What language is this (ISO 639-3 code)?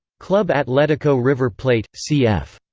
eng